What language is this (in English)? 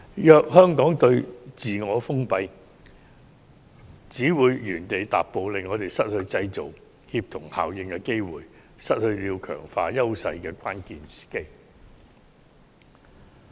Cantonese